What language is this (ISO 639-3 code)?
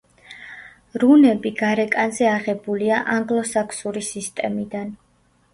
kat